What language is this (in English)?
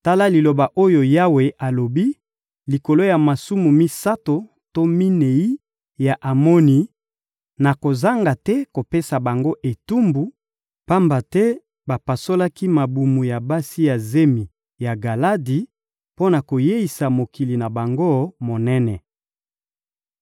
Lingala